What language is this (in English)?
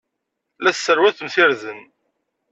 Kabyle